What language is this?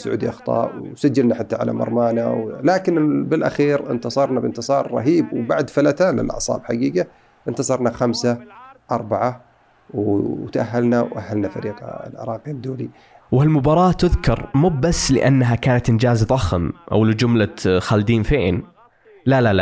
Arabic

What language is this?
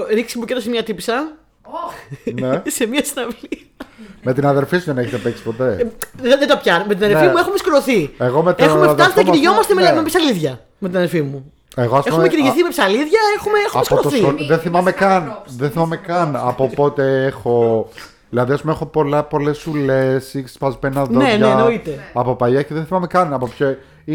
Greek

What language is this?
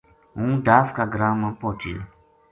Gujari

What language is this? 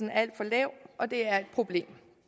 Danish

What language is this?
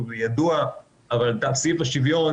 Hebrew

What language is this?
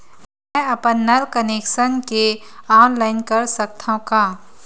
Chhattisgarhi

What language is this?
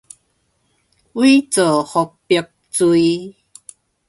Min Nan Chinese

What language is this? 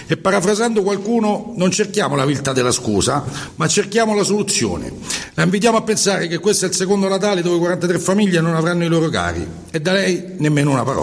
Italian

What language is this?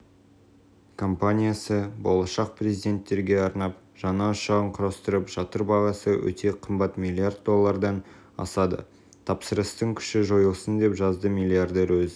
Kazakh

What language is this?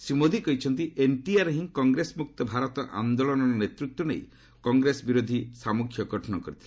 Odia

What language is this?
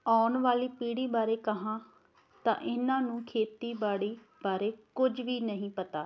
Punjabi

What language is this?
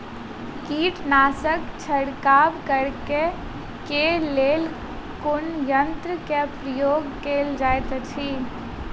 Maithili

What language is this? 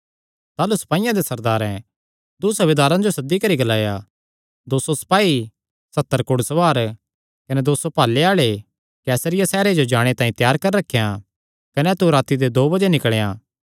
Kangri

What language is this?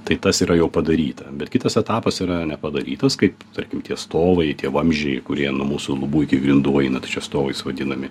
Lithuanian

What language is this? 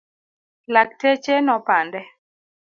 Luo (Kenya and Tanzania)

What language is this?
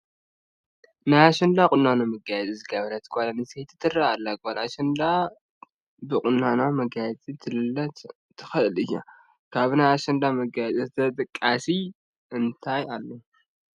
Tigrinya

